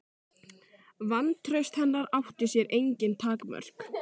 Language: Icelandic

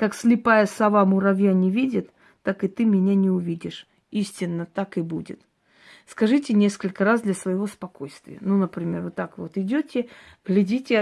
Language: Russian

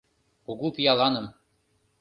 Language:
Mari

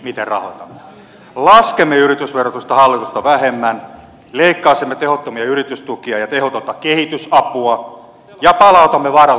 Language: Finnish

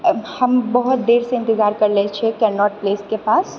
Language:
Maithili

